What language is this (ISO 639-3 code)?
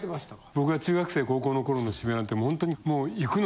jpn